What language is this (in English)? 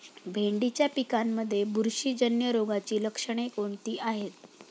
Marathi